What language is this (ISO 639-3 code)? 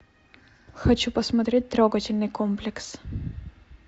rus